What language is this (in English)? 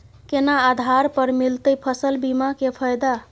Maithili